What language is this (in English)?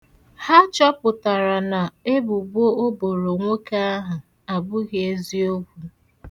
Igbo